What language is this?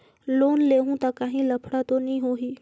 Chhattisgarhi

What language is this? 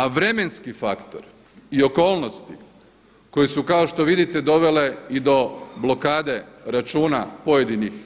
Croatian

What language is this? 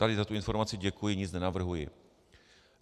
Czech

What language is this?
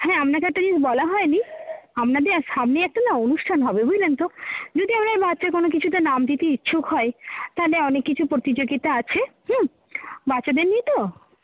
Bangla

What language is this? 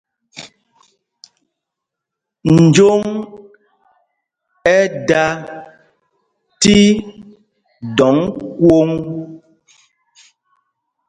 Mpumpong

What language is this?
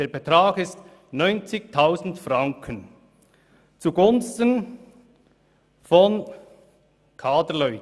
Swiss German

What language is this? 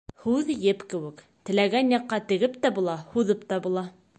Bashkir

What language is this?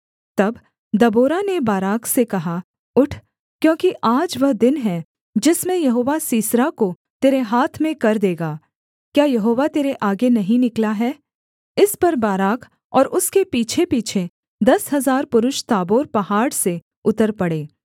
Hindi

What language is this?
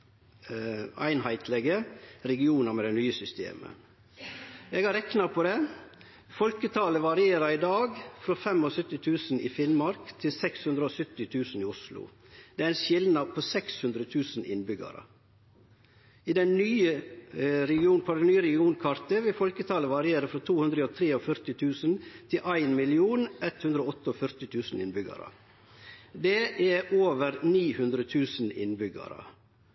Norwegian Nynorsk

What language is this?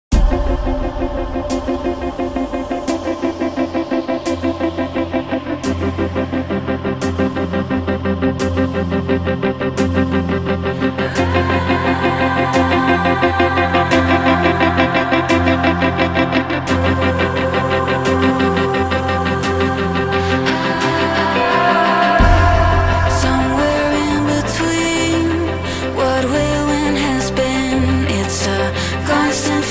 English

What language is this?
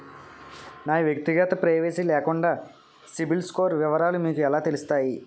Telugu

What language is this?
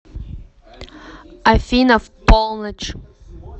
Russian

